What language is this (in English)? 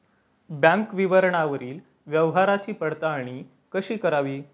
Marathi